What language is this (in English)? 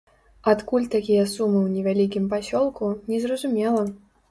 Belarusian